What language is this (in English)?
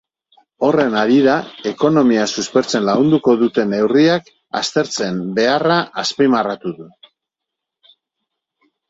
Basque